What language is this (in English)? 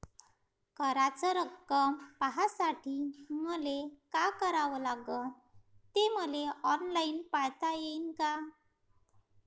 Marathi